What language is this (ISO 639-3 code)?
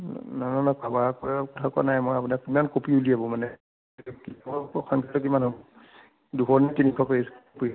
asm